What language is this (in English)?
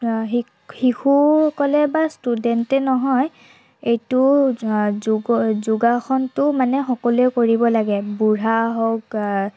Assamese